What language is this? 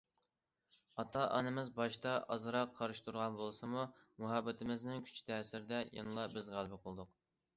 Uyghur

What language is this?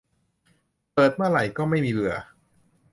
Thai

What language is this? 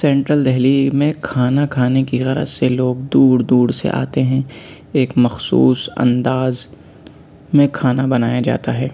Urdu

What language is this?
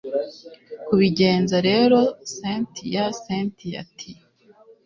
Kinyarwanda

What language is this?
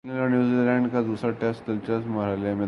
Urdu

